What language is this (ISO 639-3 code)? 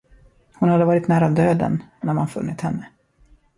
swe